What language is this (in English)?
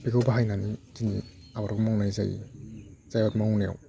Bodo